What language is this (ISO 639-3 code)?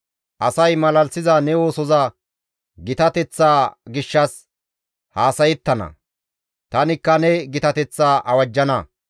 gmv